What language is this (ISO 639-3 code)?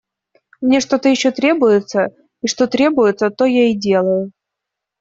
rus